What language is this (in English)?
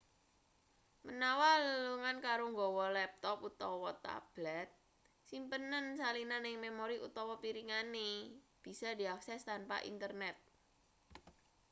Javanese